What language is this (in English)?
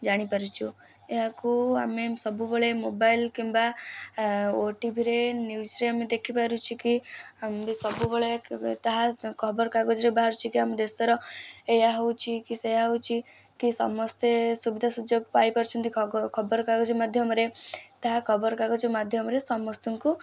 Odia